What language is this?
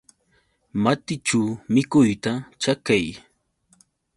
Yauyos Quechua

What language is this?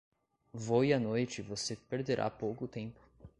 Portuguese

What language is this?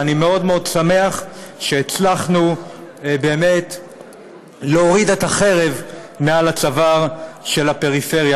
Hebrew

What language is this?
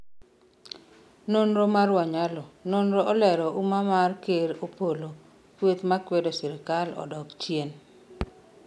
Luo (Kenya and Tanzania)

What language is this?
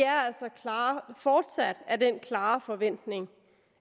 Danish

